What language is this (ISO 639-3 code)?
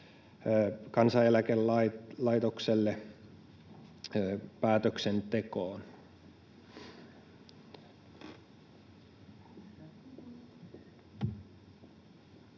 fin